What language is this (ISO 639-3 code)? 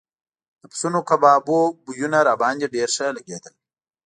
pus